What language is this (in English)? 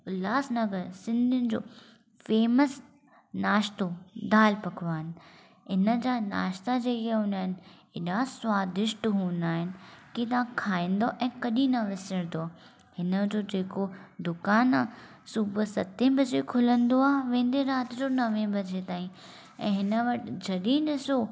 Sindhi